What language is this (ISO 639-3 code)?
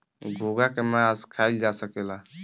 bho